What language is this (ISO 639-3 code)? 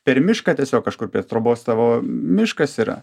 lit